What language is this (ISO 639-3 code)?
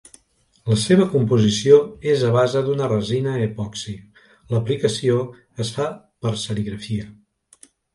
cat